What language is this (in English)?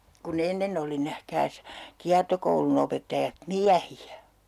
Finnish